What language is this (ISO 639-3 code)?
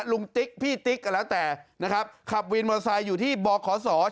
tha